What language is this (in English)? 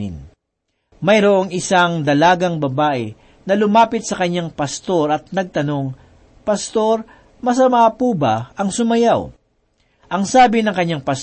Filipino